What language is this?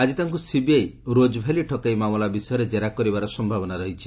Odia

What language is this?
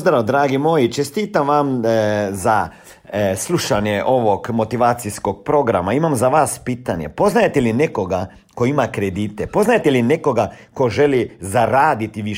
Croatian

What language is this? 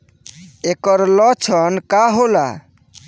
Bhojpuri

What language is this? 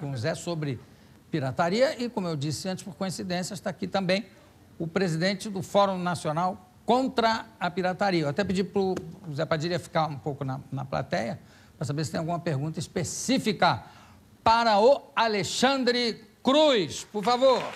Portuguese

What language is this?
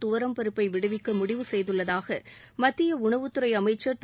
Tamil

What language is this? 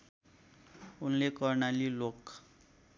Nepali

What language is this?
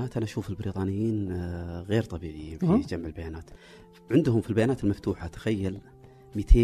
Arabic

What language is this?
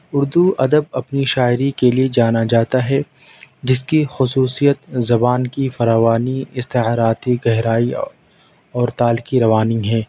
Urdu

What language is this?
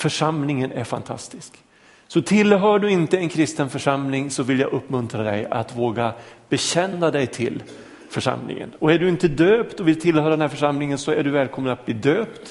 Swedish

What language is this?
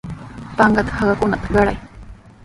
Sihuas Ancash Quechua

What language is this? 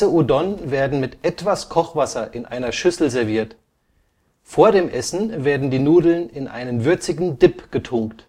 German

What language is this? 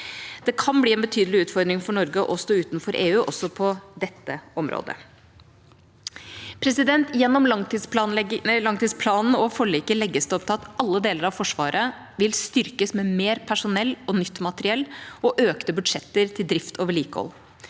Norwegian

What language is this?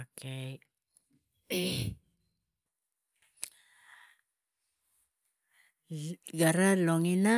Tigak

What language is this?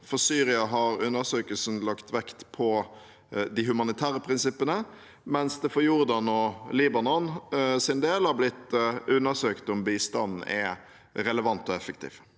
Norwegian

